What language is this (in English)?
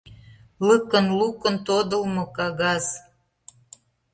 Mari